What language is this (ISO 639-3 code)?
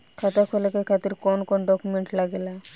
bho